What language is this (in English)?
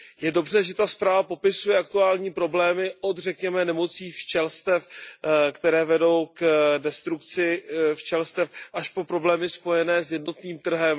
Czech